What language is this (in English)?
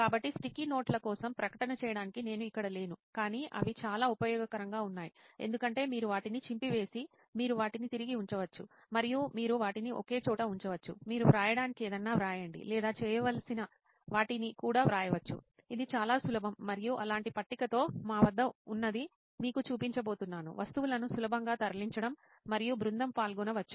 Telugu